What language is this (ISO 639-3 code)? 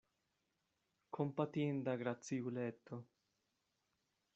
epo